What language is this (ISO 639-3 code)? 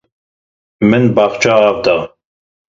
kur